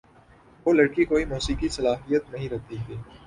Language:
Urdu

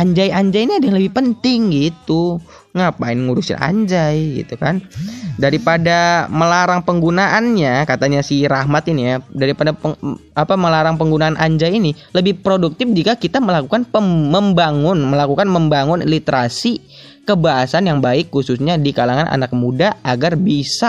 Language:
Indonesian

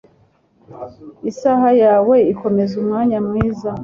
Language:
Kinyarwanda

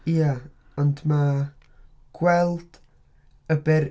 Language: Welsh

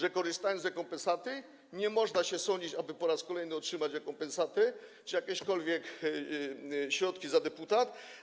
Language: Polish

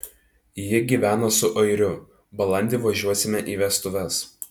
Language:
Lithuanian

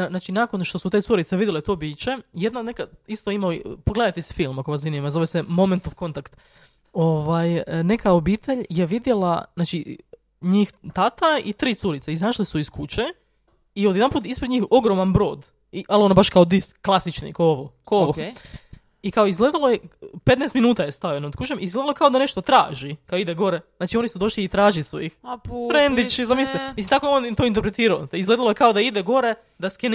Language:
Croatian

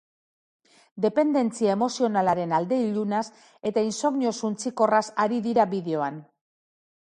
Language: Basque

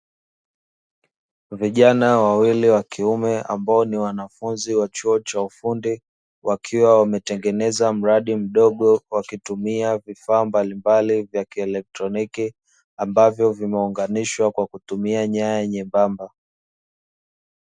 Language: Swahili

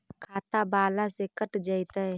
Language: Magahi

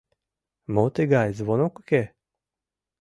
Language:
Mari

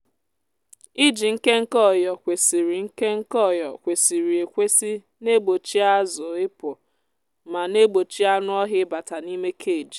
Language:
Igbo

